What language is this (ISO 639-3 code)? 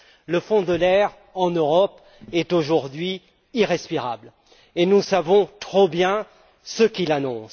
fra